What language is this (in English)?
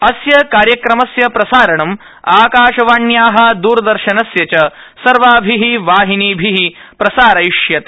Sanskrit